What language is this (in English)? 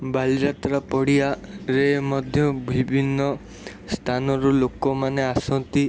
Odia